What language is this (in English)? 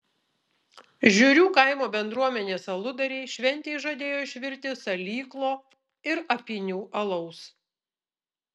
Lithuanian